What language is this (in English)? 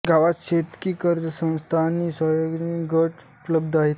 Marathi